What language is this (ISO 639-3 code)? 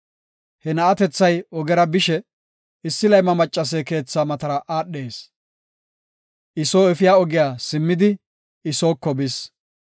gof